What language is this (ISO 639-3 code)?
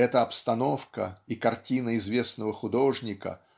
rus